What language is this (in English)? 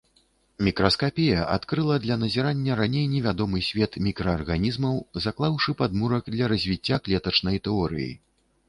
Belarusian